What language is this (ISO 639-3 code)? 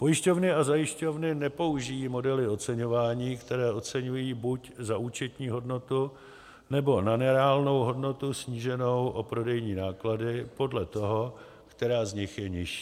ces